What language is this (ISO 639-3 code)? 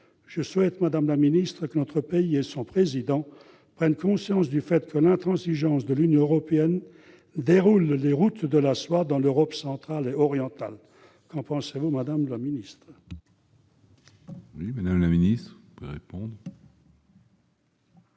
fra